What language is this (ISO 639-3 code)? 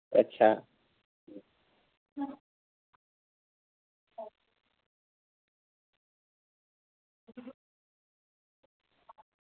doi